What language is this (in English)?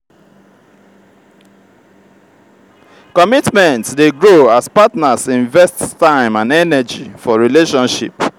Nigerian Pidgin